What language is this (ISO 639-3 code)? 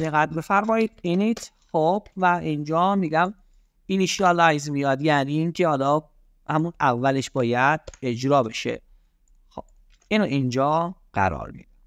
fas